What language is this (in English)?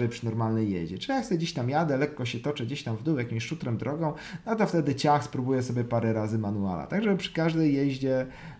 Polish